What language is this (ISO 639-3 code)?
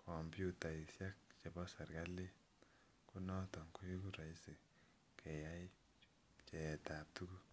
kln